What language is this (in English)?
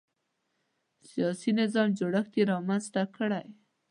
Pashto